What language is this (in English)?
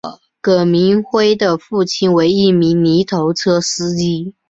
Chinese